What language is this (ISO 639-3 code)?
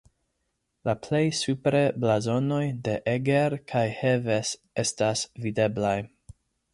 epo